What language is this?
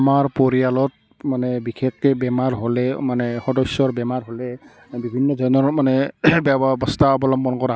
Assamese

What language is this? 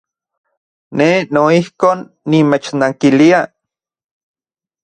Central Puebla Nahuatl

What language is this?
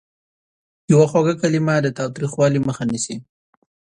Pashto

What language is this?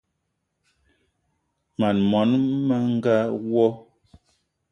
Eton (Cameroon)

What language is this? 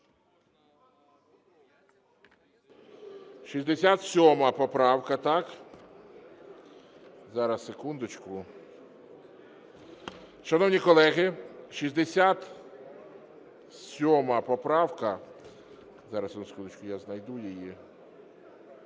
Ukrainian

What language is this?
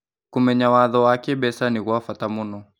Kikuyu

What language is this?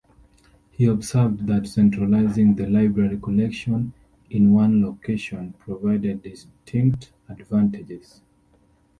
English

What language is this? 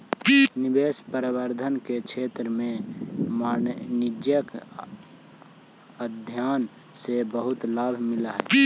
Magahi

